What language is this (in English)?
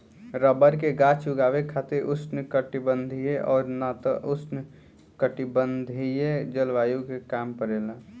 Bhojpuri